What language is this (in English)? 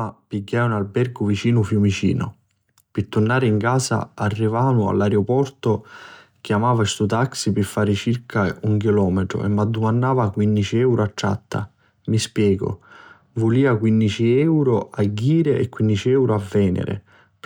Sicilian